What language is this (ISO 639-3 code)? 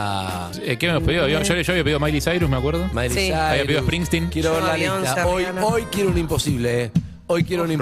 spa